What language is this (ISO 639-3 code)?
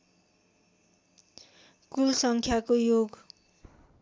nep